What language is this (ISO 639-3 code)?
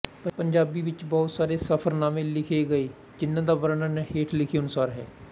pan